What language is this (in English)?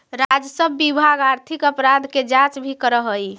Magahi